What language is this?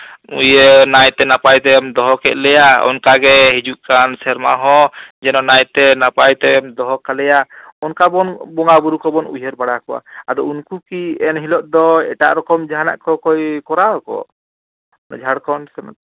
Santali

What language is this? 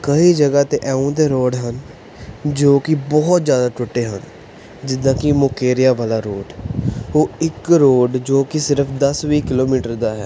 Punjabi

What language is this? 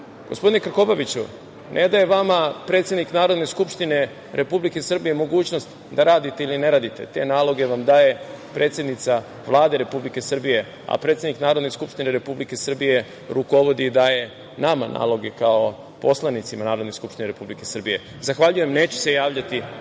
Serbian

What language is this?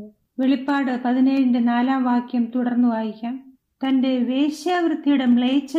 Malayalam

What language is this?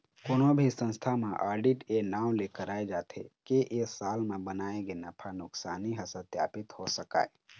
Chhattisgarhi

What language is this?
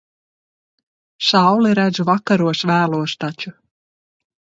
Latvian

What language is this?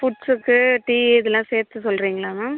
Tamil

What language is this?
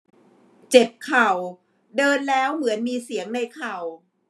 Thai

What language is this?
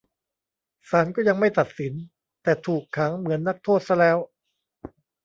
Thai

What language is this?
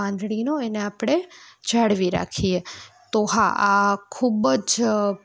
Gujarati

